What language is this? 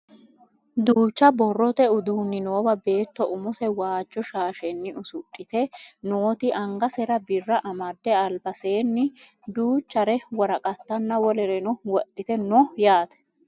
Sidamo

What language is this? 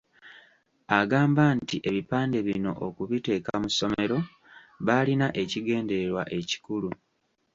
Ganda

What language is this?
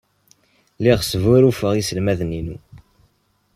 Kabyle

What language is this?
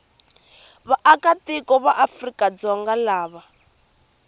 Tsonga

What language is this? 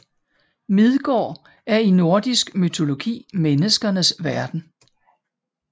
Danish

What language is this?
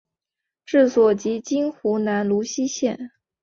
Chinese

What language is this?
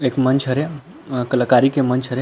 Chhattisgarhi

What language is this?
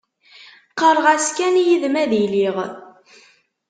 Kabyle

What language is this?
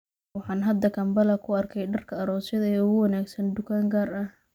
Somali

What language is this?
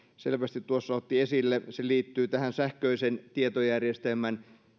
Finnish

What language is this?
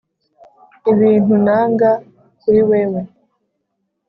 Kinyarwanda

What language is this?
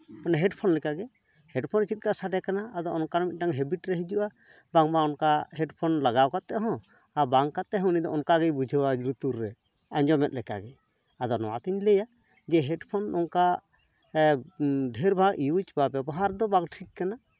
Santali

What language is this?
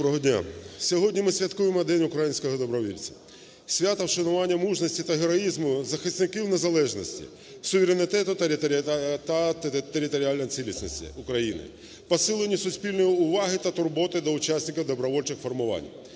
Ukrainian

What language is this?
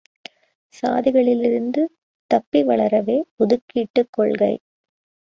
Tamil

